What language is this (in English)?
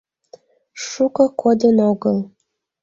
Mari